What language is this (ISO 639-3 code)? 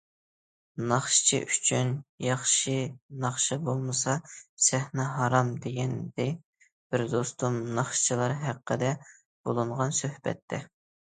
uig